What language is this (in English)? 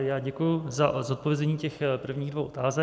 Czech